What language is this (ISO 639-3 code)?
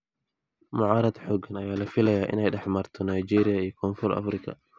som